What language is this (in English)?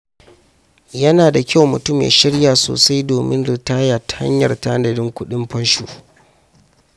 Hausa